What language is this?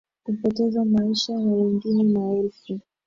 Swahili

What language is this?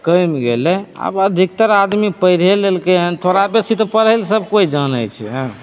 Maithili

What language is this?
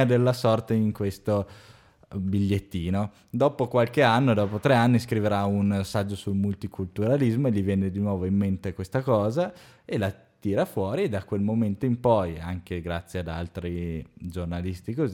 Italian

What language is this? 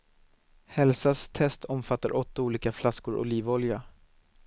Swedish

